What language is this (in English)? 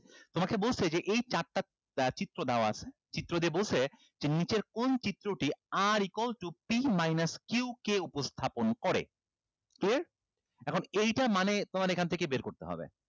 Bangla